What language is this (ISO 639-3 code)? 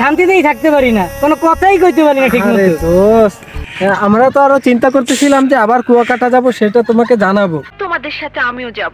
ron